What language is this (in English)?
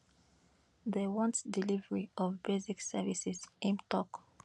Nigerian Pidgin